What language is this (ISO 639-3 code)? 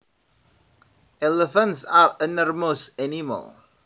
jav